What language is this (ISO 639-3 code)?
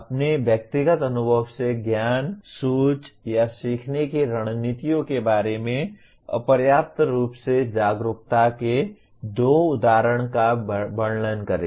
hin